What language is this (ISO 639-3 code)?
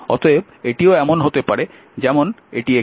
ben